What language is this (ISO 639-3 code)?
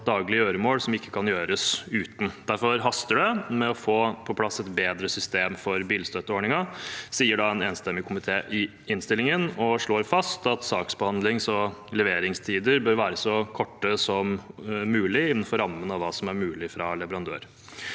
nor